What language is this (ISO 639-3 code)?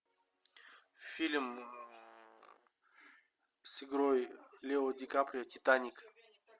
rus